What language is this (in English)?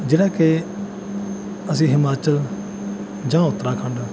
Punjabi